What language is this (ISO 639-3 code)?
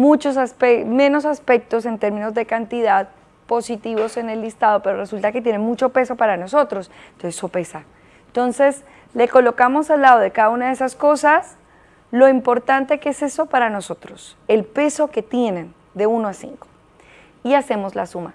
spa